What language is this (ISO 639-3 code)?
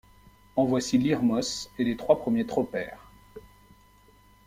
fra